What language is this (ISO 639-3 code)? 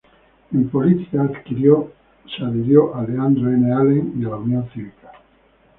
spa